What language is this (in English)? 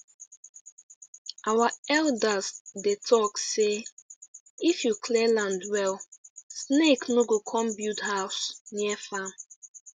Nigerian Pidgin